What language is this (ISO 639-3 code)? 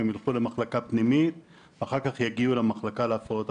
heb